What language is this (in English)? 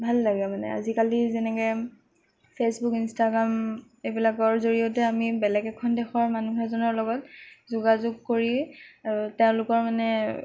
Assamese